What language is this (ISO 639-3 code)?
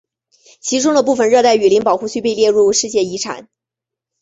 zho